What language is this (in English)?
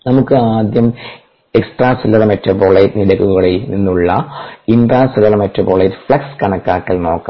Malayalam